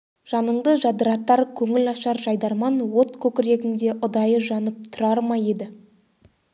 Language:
Kazakh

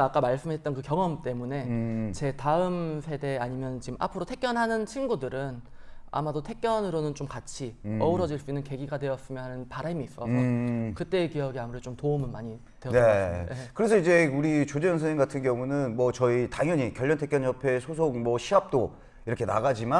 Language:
Korean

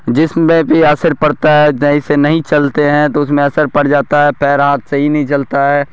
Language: Urdu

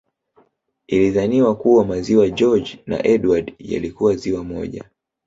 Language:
Swahili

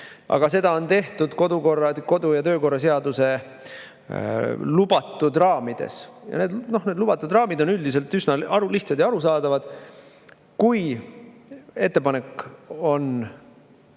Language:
Estonian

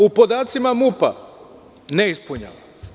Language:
Serbian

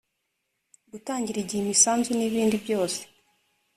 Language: Kinyarwanda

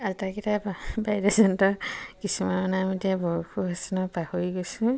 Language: Assamese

